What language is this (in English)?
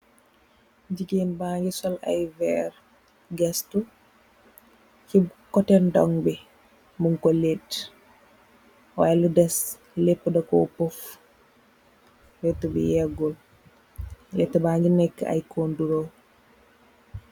Wolof